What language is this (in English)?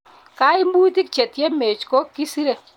Kalenjin